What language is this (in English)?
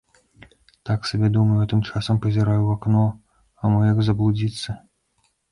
Belarusian